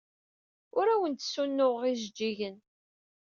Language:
Kabyle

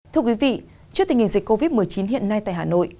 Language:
Vietnamese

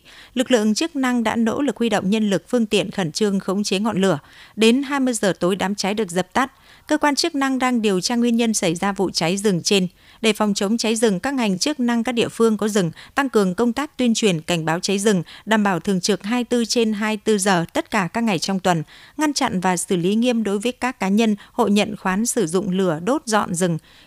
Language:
Vietnamese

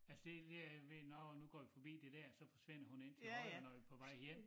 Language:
Danish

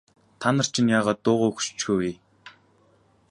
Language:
Mongolian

